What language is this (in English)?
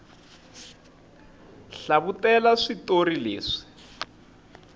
Tsonga